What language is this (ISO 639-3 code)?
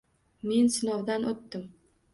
uzb